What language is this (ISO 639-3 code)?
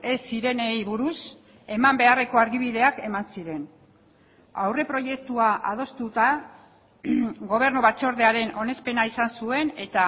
eus